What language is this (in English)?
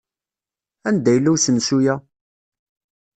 Kabyle